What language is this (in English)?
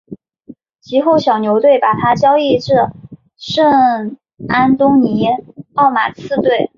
Chinese